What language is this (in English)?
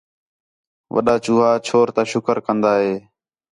Khetrani